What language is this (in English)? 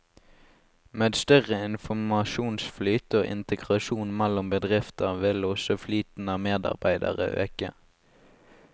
Norwegian